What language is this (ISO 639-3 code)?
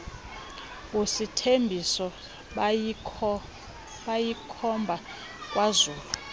xho